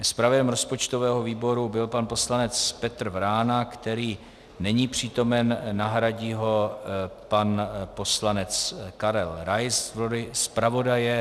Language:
Czech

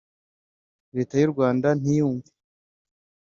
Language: Kinyarwanda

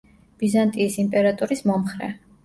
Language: Georgian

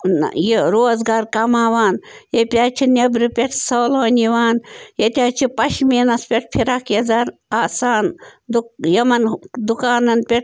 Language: Kashmiri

